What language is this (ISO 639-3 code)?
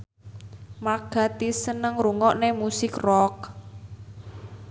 jav